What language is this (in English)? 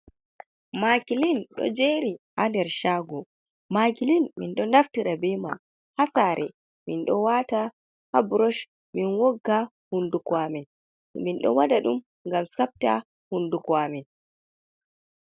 Fula